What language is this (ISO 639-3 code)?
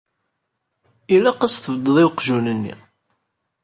kab